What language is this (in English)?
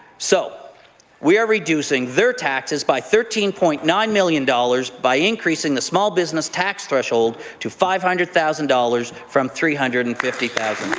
English